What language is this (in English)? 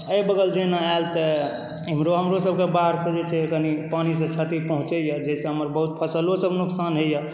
Maithili